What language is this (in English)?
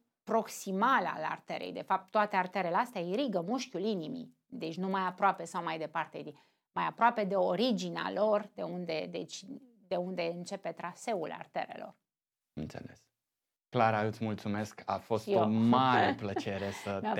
Romanian